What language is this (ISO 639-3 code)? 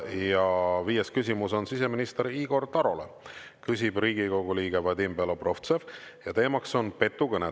est